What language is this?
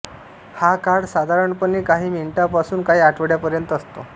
Marathi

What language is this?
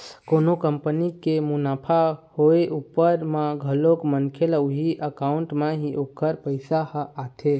Chhattisgarhi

